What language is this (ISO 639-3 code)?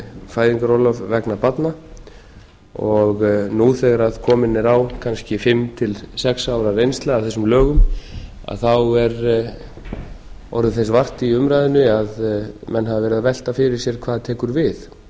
isl